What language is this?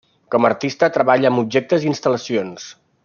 Catalan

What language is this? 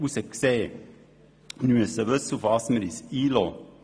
Swiss German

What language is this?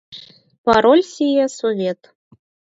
Mari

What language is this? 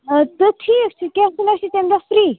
Kashmiri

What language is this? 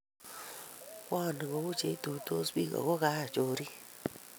Kalenjin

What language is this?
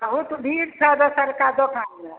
Maithili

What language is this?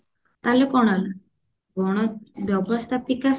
Odia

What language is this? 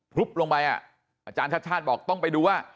Thai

